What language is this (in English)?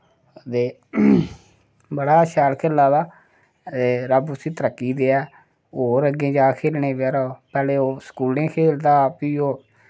Dogri